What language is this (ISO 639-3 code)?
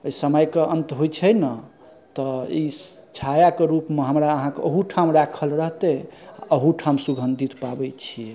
mai